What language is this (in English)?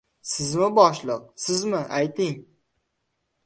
Uzbek